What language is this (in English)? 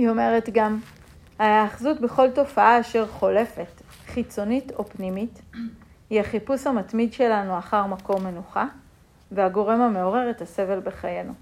Hebrew